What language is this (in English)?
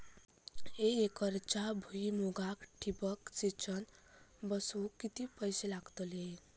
Marathi